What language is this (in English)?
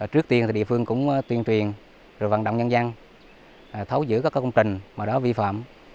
Vietnamese